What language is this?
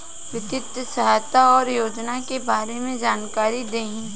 Bhojpuri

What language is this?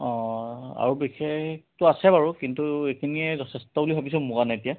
Assamese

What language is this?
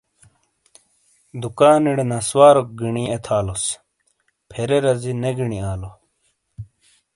Shina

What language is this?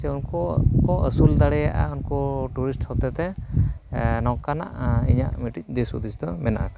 Santali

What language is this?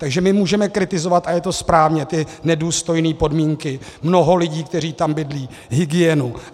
Czech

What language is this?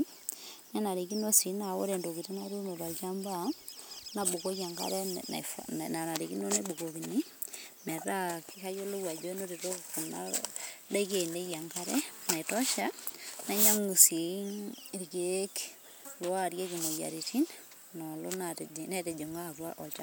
Masai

